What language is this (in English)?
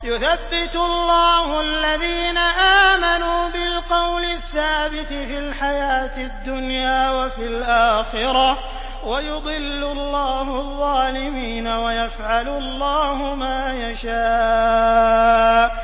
Arabic